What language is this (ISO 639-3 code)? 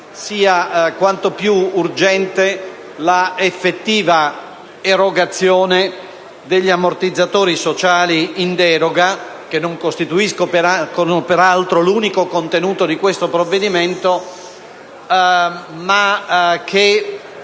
ita